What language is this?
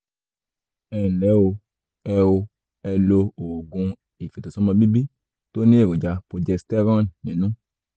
Yoruba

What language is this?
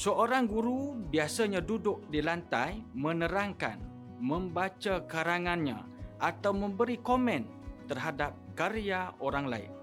Malay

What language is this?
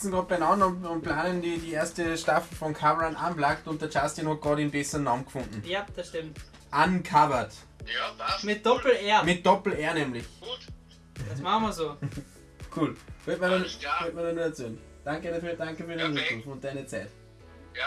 German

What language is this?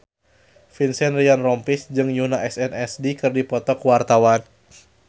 Sundanese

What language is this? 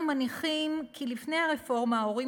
Hebrew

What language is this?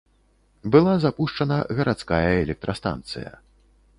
Belarusian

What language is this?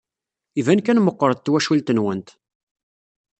Kabyle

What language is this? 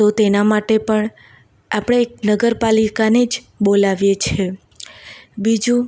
Gujarati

